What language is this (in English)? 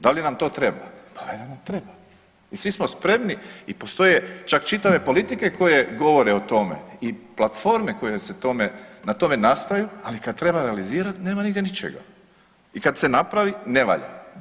Croatian